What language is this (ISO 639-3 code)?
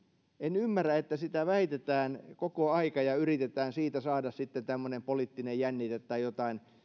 fin